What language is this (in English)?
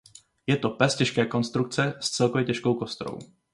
Czech